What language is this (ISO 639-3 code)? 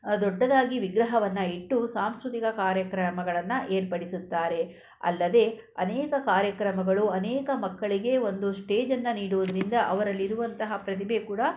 kan